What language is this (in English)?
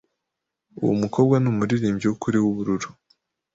Kinyarwanda